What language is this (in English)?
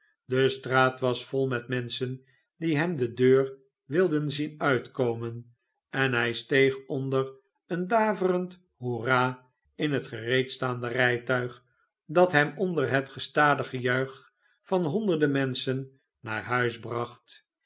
Dutch